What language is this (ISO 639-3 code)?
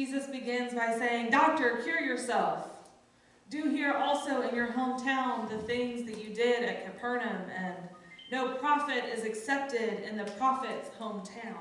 eng